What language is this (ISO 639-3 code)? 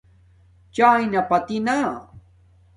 dmk